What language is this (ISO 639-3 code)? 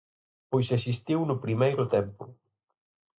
glg